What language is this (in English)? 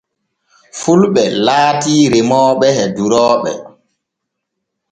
Borgu Fulfulde